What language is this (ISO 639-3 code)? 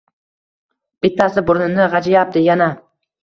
uzb